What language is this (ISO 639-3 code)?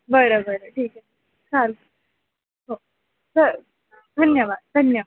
mar